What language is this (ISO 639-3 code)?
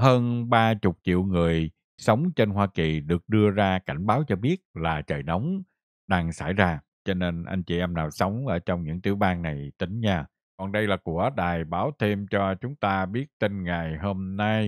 vie